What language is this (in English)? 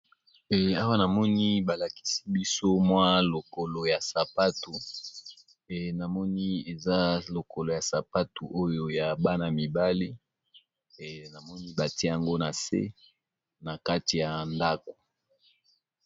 Lingala